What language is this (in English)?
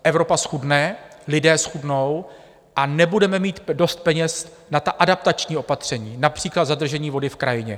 Czech